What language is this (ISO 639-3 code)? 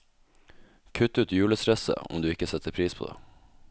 nor